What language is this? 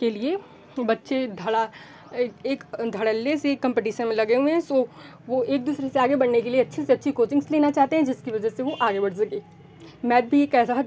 Hindi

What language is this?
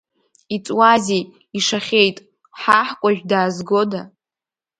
Abkhazian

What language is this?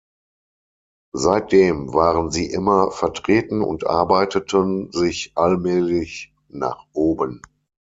German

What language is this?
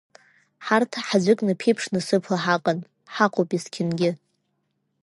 Abkhazian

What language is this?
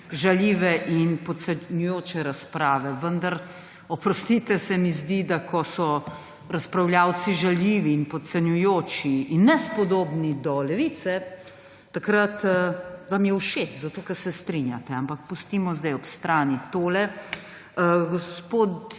Slovenian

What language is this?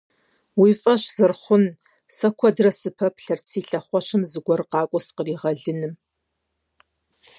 Kabardian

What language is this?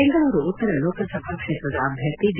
Kannada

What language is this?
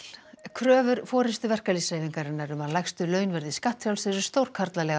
Icelandic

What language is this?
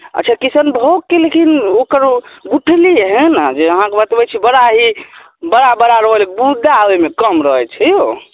Maithili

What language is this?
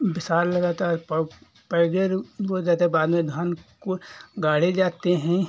Hindi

